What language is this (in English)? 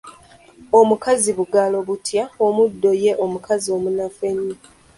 Ganda